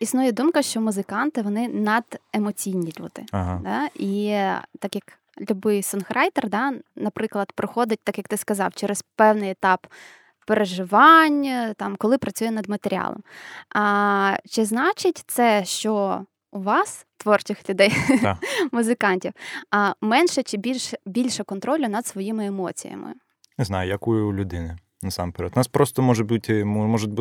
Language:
Ukrainian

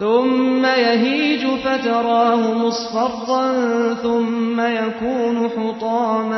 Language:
Turkish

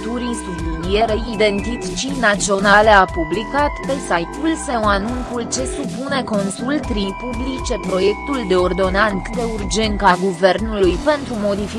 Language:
Romanian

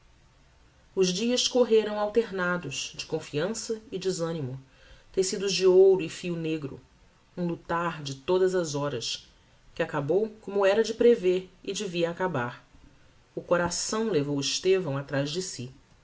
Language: Portuguese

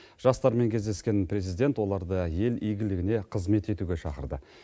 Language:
Kazakh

